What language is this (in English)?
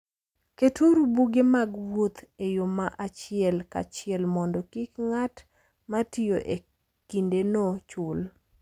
Luo (Kenya and Tanzania)